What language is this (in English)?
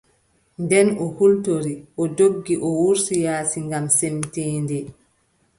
Adamawa Fulfulde